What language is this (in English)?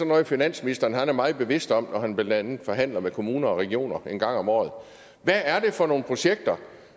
Danish